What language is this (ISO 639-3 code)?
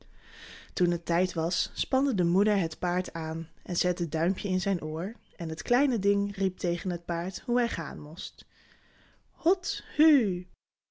nld